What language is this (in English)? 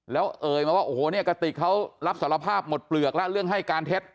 Thai